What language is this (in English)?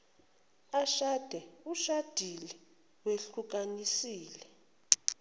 Zulu